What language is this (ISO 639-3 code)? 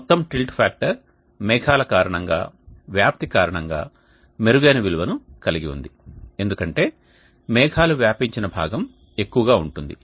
tel